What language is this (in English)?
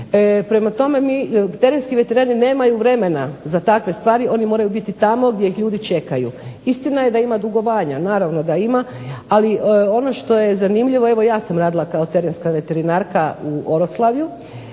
Croatian